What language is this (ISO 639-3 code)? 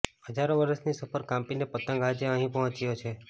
guj